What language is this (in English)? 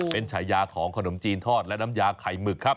Thai